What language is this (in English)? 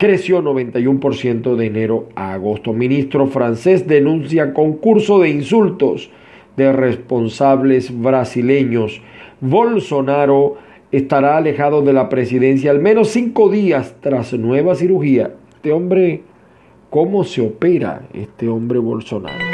Spanish